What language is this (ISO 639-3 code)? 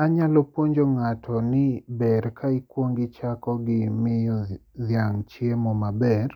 luo